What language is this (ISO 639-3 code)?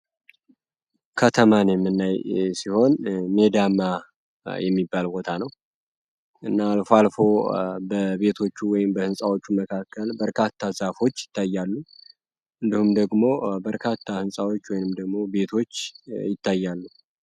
amh